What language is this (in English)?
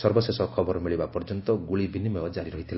Odia